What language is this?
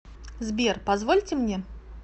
Russian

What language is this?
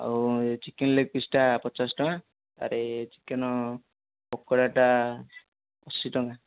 Odia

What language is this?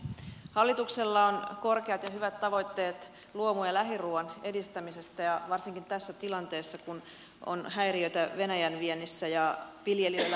Finnish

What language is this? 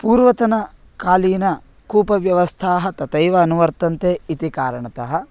Sanskrit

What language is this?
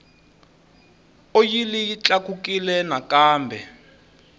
Tsonga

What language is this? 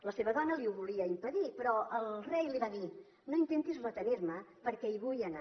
Catalan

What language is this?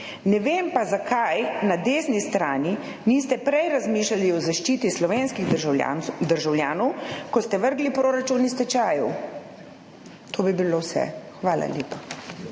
Slovenian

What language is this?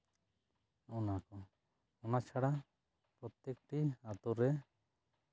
Santali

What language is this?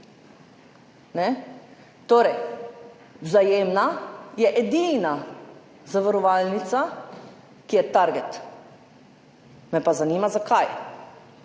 Slovenian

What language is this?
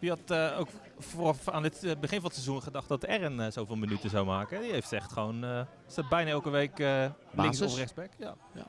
Dutch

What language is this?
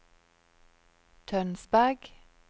Norwegian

